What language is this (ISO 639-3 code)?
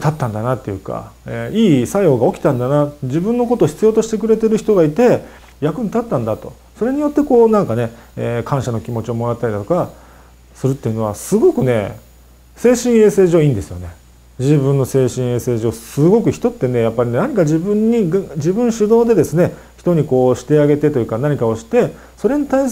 jpn